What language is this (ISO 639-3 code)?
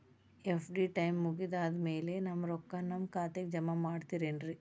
kan